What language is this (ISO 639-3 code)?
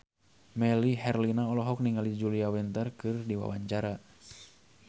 sun